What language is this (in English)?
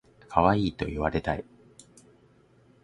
Japanese